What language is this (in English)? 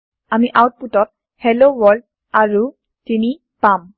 Assamese